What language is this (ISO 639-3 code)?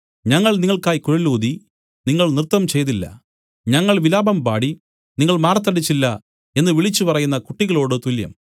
mal